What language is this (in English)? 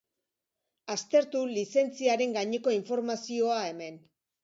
Basque